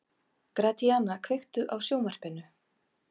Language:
Icelandic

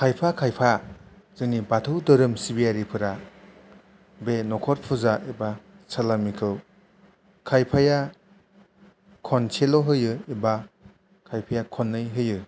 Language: Bodo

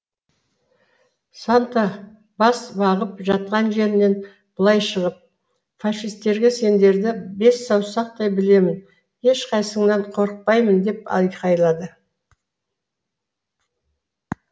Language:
Kazakh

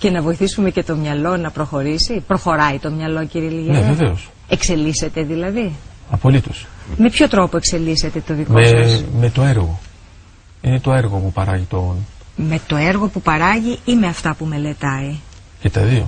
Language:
Greek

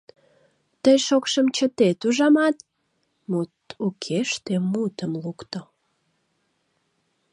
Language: Mari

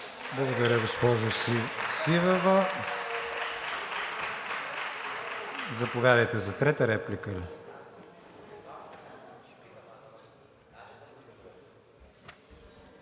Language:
Bulgarian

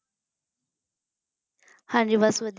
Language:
Punjabi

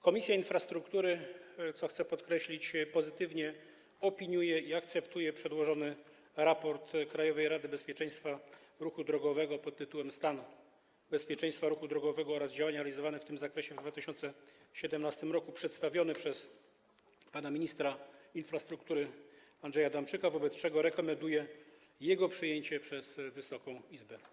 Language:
Polish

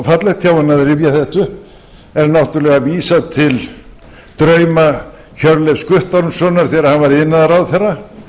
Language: Icelandic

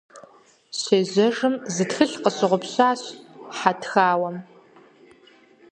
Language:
Kabardian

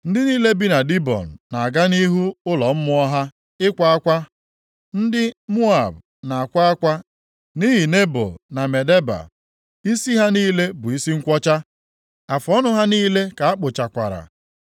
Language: Igbo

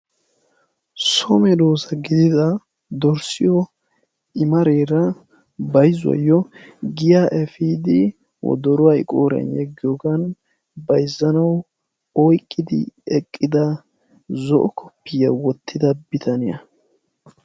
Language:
Wolaytta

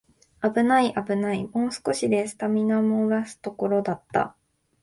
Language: Japanese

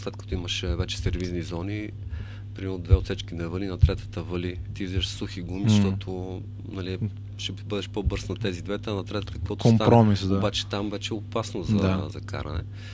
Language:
Bulgarian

